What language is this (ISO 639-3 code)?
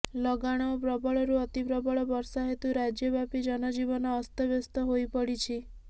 ori